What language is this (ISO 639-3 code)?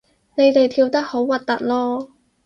yue